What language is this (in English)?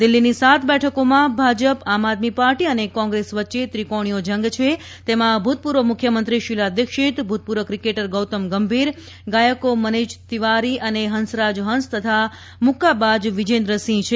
Gujarati